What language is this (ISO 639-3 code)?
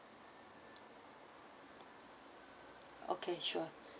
eng